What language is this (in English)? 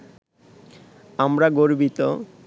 Bangla